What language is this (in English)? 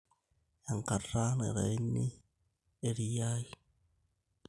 Masai